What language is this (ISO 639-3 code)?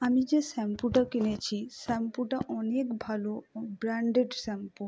ben